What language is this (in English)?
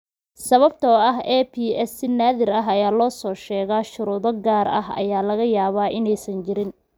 Somali